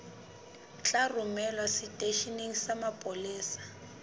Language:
Southern Sotho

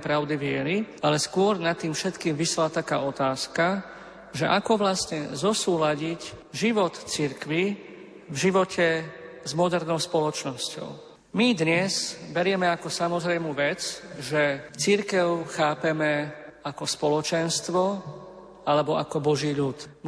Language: Slovak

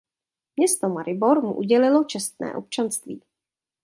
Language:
Czech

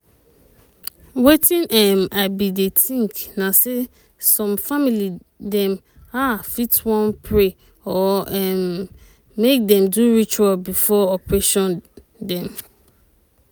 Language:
Nigerian Pidgin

